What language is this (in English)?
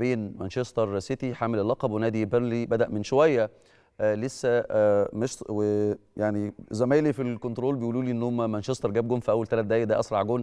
Arabic